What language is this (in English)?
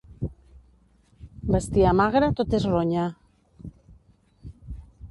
Catalan